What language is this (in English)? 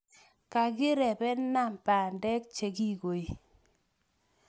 Kalenjin